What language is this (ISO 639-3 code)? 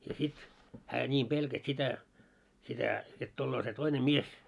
fin